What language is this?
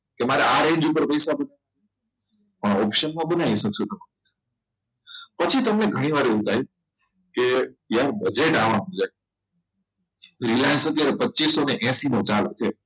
Gujarati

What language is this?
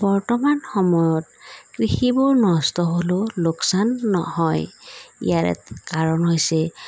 Assamese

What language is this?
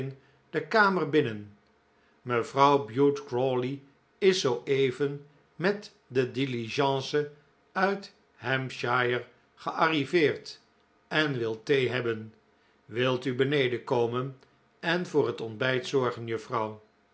Dutch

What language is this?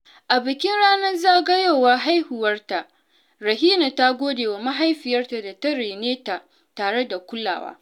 Hausa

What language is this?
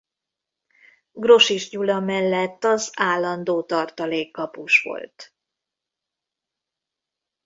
Hungarian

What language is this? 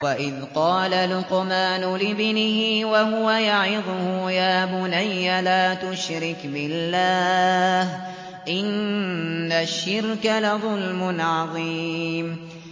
Arabic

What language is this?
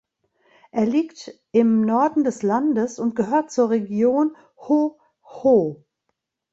German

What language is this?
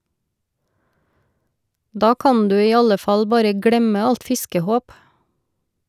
Norwegian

